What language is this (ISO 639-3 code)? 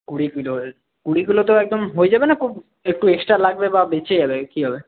ben